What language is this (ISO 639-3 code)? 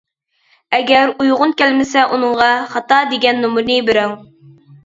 uig